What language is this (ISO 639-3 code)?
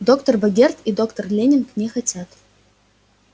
rus